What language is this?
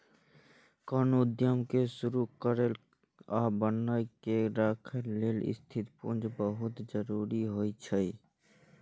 Maithili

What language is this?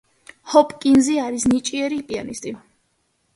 Georgian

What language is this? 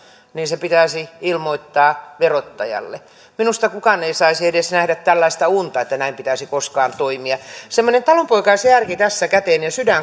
Finnish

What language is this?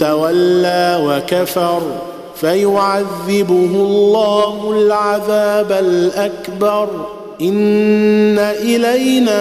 Arabic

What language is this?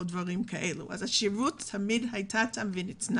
Hebrew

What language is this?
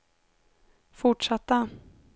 Swedish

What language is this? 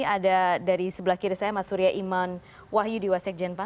Indonesian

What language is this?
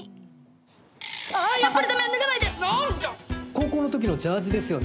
Japanese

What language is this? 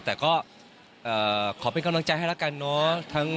Thai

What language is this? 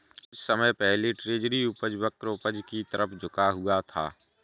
Hindi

